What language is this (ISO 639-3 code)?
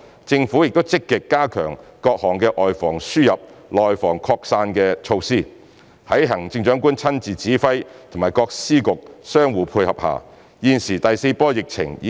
yue